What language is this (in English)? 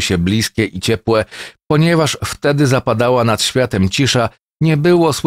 Polish